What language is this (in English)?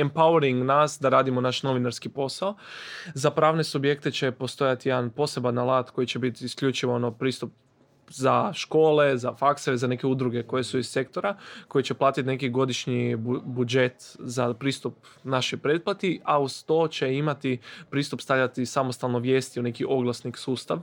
Croatian